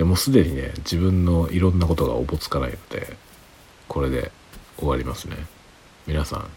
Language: Japanese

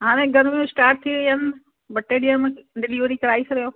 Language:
Sindhi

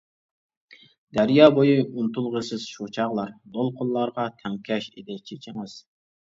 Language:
Uyghur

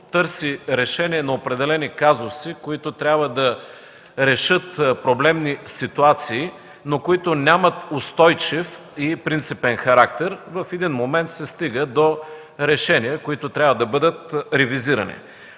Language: Bulgarian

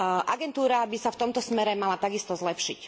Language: Slovak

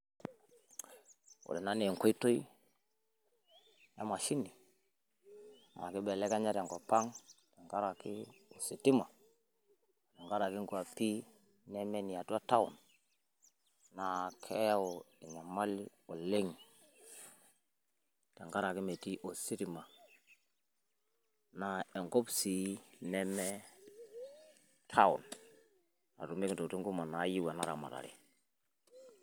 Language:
Masai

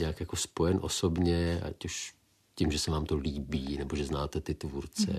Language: Czech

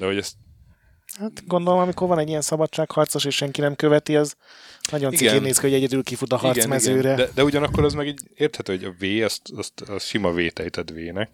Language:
Hungarian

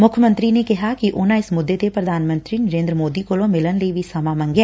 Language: Punjabi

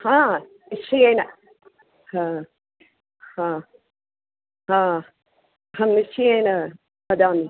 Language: Sanskrit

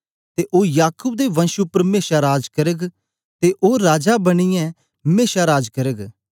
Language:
Dogri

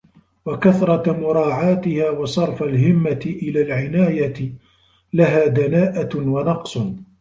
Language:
Arabic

